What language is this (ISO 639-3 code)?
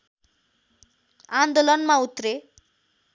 nep